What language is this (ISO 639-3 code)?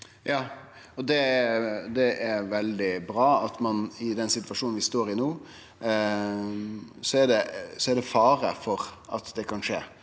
nor